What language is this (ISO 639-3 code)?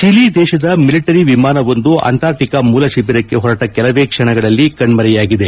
kan